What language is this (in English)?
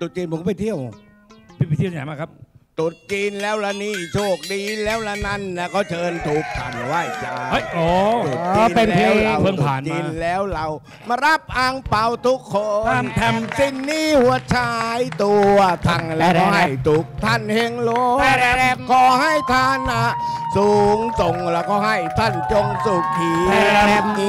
Thai